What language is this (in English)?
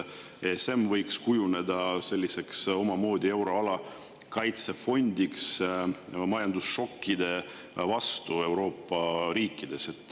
Estonian